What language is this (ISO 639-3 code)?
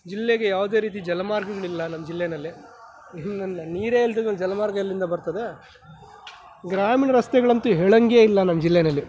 kan